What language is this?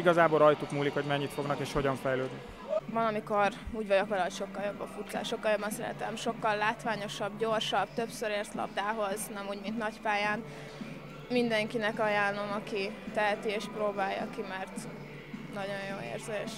Hungarian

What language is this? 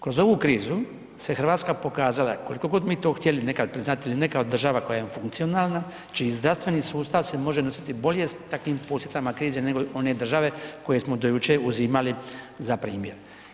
Croatian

